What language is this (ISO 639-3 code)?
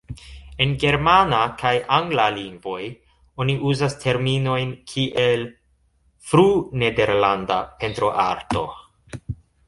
epo